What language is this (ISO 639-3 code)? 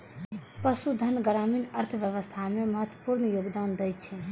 mai